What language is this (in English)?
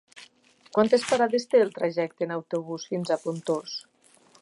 Catalan